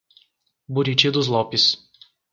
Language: Portuguese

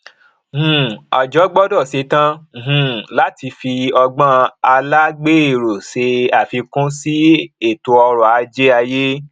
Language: Yoruba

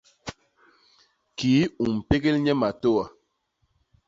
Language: Basaa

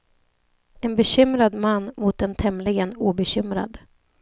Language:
Swedish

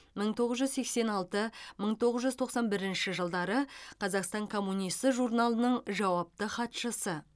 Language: Kazakh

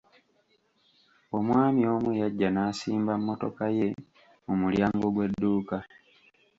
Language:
Ganda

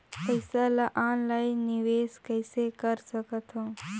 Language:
Chhattisgarhi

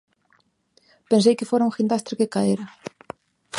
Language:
Galician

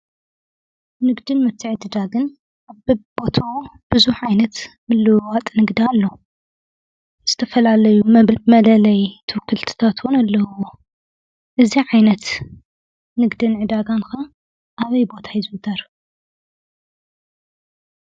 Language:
Tigrinya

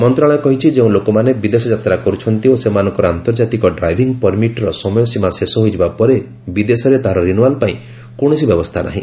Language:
Odia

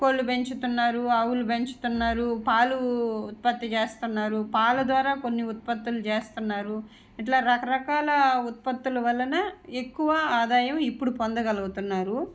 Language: Telugu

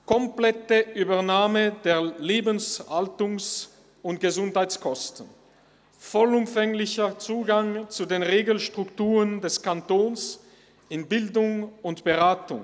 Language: Swiss German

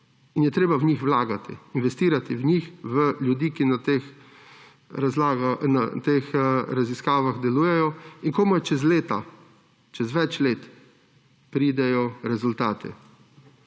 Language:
Slovenian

